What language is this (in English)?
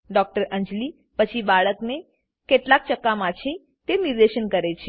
Gujarati